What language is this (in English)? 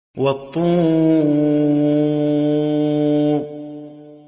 Arabic